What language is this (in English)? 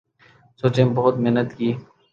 Urdu